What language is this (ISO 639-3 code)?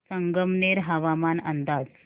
mar